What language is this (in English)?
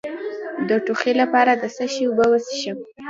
Pashto